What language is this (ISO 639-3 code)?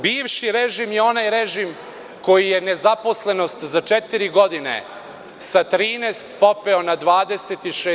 srp